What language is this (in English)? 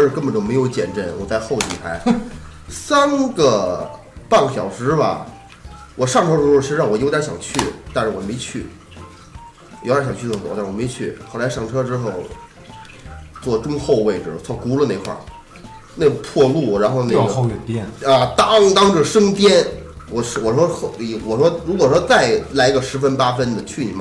Chinese